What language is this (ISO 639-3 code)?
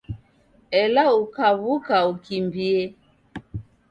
dav